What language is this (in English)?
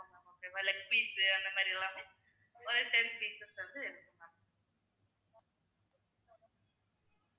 Tamil